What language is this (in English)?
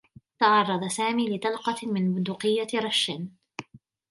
Arabic